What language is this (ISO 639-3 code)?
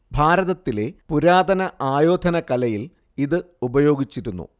mal